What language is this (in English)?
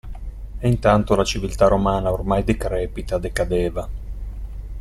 Italian